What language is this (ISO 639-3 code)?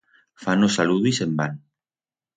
arg